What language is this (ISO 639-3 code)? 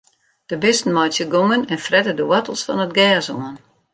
fry